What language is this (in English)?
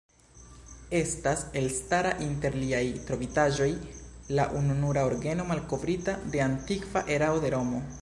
Esperanto